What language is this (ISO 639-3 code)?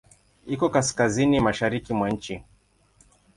swa